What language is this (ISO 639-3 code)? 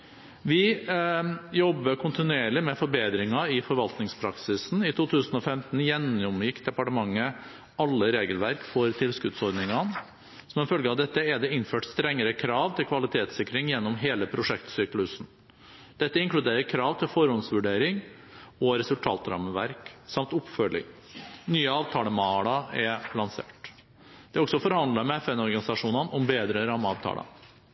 nob